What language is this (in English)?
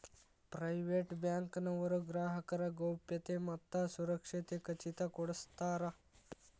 Kannada